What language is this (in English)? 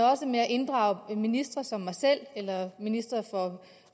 Danish